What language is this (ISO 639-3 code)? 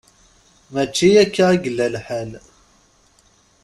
kab